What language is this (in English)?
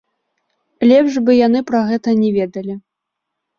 Belarusian